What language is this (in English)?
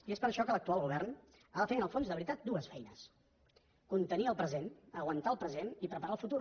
Catalan